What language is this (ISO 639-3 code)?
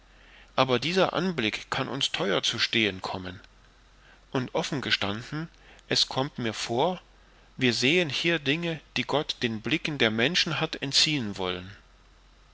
deu